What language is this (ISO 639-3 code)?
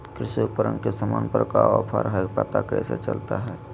mag